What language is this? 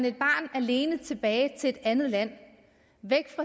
Danish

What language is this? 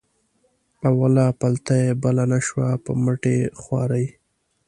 Pashto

